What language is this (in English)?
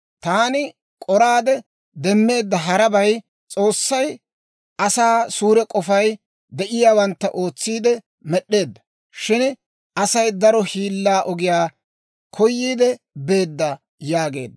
Dawro